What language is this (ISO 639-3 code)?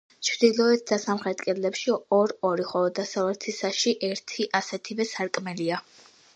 kat